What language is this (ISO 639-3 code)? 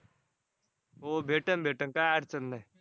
mar